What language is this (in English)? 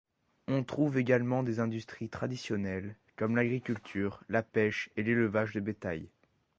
French